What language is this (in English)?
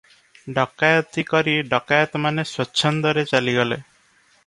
Odia